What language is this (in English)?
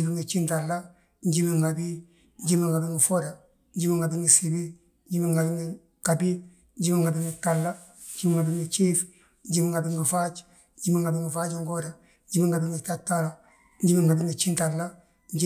Balanta-Ganja